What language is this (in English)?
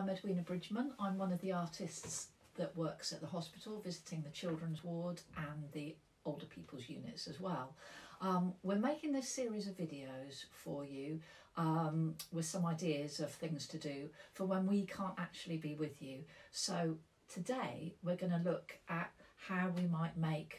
English